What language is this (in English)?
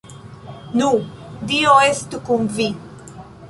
Esperanto